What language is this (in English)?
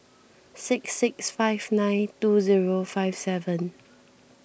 English